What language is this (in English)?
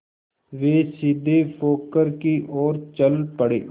Hindi